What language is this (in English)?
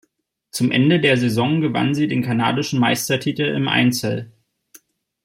German